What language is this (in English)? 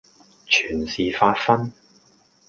Cantonese